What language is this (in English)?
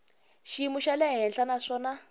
Tsonga